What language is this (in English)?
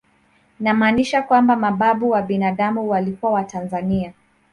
Swahili